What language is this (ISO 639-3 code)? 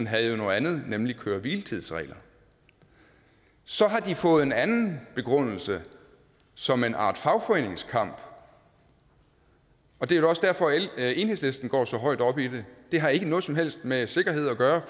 dan